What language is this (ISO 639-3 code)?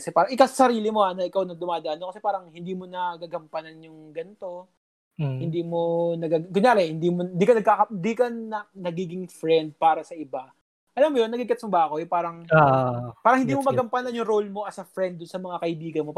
fil